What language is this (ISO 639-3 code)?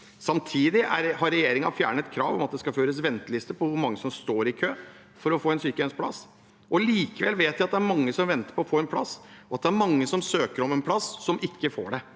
nor